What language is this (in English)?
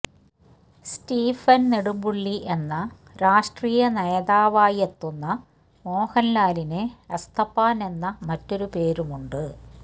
Malayalam